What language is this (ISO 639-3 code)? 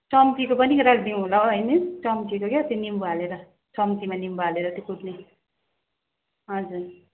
nep